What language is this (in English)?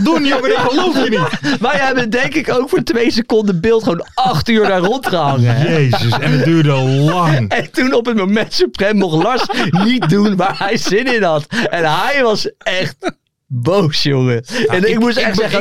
Dutch